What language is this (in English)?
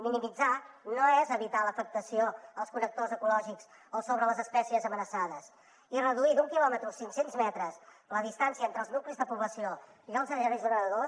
Catalan